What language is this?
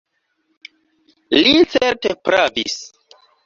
Esperanto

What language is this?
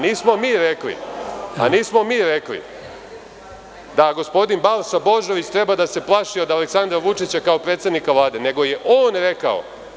Serbian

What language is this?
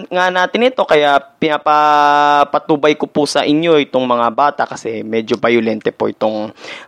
Filipino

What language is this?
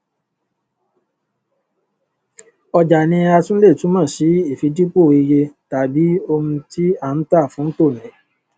Yoruba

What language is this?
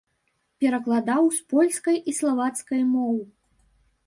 Belarusian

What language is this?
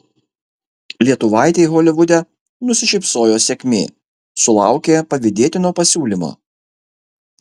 Lithuanian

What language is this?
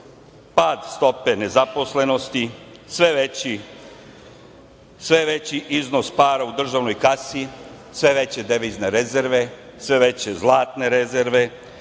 Serbian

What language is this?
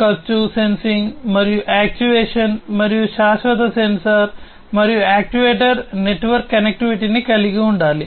Telugu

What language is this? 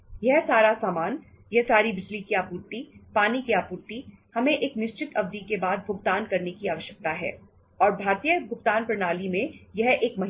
Hindi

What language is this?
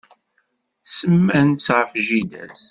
Kabyle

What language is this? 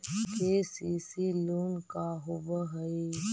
Magahi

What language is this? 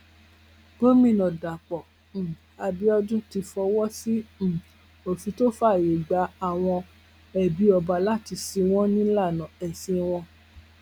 Yoruba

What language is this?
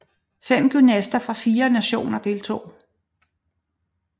Danish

